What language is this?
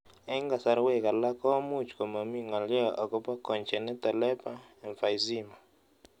Kalenjin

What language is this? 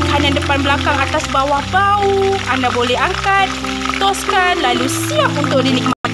Malay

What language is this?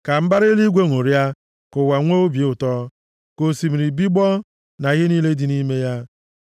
Igbo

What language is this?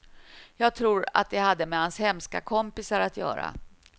Swedish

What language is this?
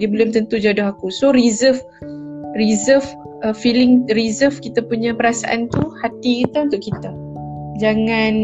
Malay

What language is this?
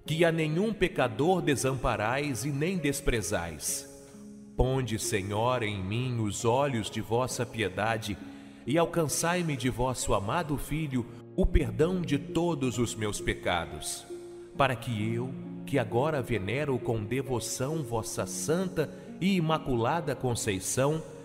Portuguese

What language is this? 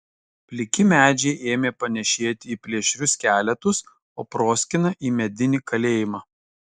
Lithuanian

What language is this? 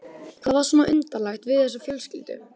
Icelandic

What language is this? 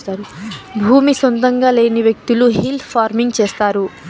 Telugu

